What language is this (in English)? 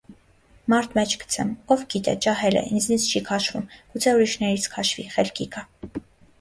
Armenian